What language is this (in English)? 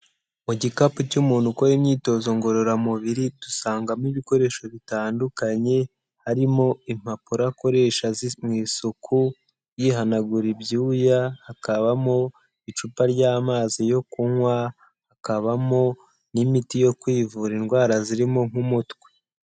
Kinyarwanda